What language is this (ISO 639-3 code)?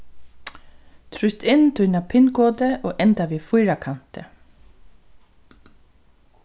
fao